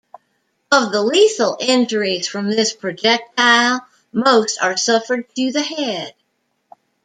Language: English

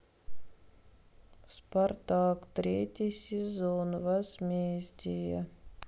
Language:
Russian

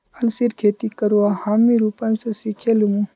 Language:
Magahi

